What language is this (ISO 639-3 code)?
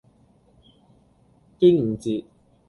yue